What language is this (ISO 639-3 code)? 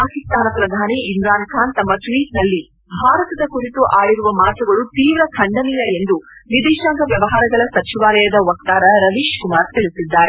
kan